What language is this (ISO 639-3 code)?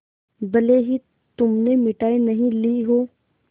hin